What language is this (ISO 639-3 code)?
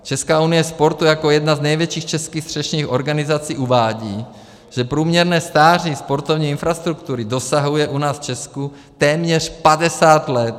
ces